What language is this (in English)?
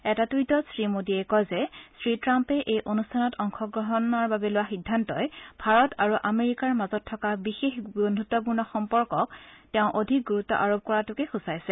Assamese